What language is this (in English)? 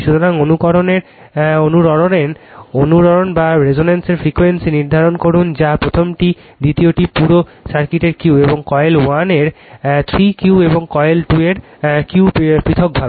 Bangla